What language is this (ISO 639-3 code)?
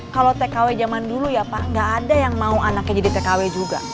ind